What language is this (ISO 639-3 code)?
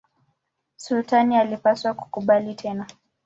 swa